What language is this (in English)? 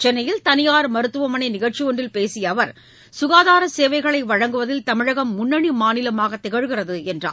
Tamil